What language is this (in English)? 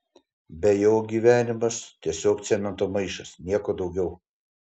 Lithuanian